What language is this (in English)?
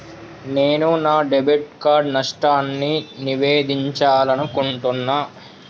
Telugu